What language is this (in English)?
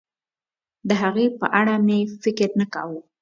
Pashto